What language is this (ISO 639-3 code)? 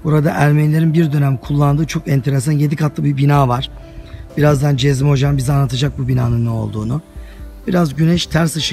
tur